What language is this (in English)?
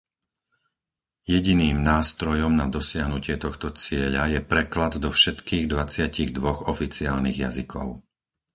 Slovak